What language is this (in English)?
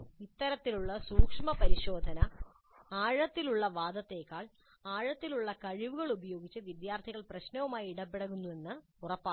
Malayalam